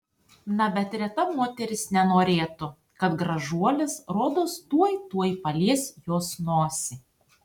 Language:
Lithuanian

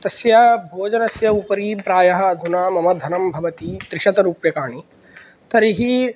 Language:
Sanskrit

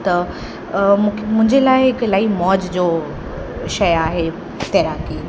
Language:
Sindhi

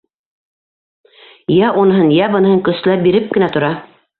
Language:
Bashkir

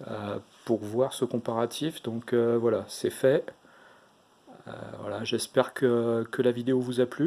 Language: French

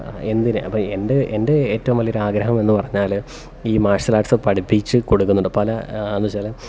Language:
Malayalam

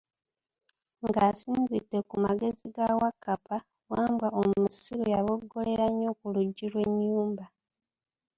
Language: Ganda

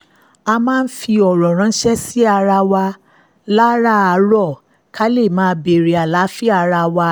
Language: Yoruba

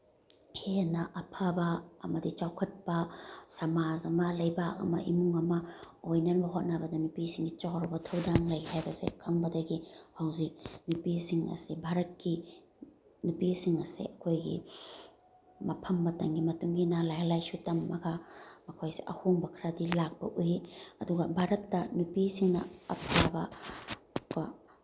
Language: Manipuri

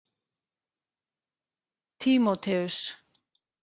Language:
Icelandic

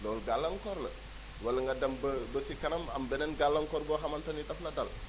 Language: Wolof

